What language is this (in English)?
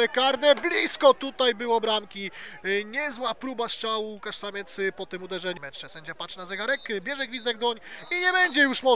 Polish